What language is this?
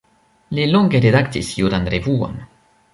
Esperanto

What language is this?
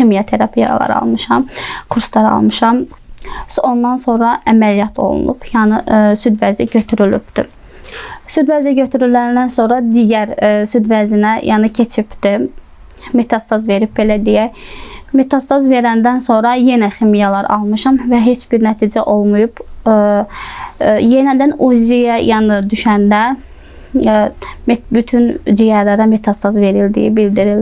Turkish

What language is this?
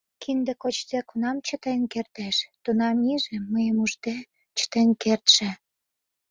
Mari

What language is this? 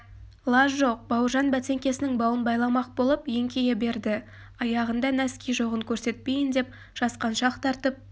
Kazakh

